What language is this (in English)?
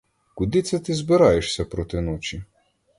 Ukrainian